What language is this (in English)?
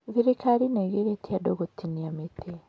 Kikuyu